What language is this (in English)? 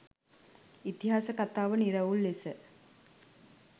Sinhala